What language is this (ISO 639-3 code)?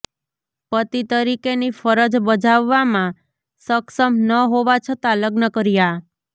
guj